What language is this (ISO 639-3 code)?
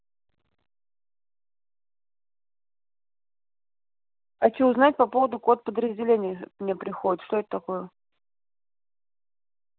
rus